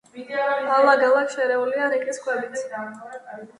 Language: Georgian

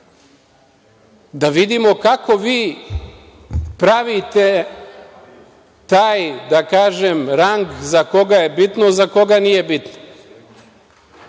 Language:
Serbian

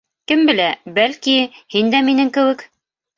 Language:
Bashkir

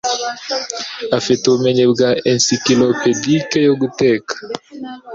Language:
Kinyarwanda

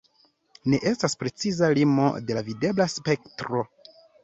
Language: Esperanto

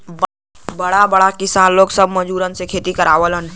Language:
Bhojpuri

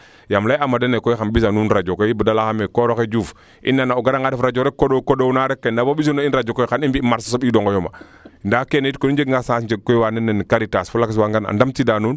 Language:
Serer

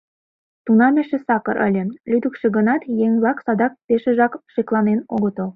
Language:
Mari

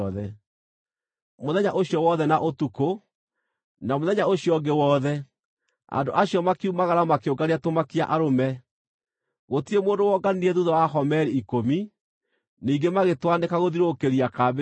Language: Kikuyu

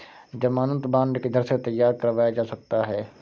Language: Hindi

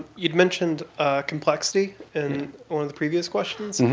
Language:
English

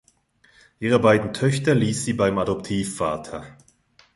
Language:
German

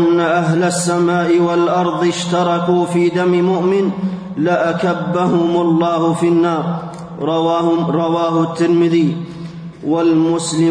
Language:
Arabic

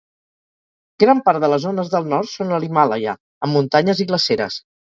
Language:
Catalan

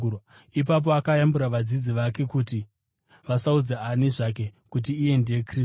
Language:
Shona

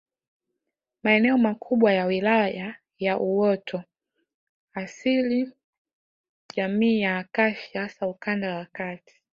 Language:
Swahili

